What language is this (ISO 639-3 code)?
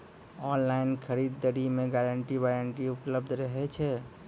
mai